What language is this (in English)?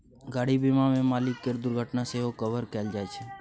Maithili